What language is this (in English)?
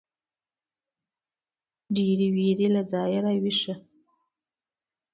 Pashto